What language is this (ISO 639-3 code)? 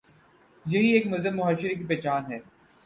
urd